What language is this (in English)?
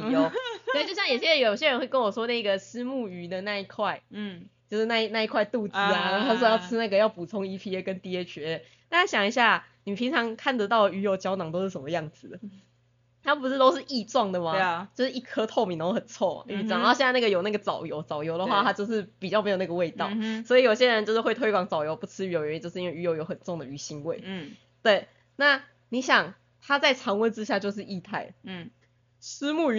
Chinese